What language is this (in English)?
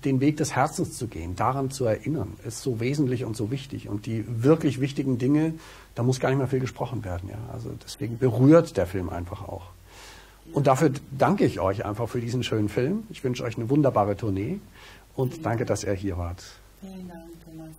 German